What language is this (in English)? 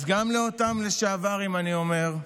Hebrew